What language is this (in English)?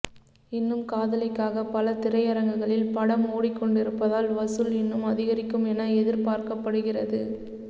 Tamil